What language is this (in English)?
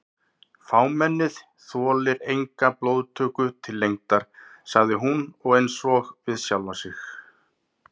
Icelandic